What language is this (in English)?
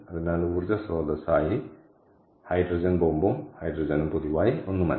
Malayalam